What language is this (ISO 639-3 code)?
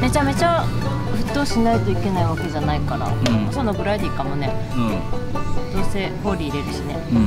jpn